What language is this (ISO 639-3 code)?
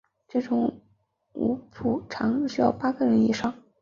zho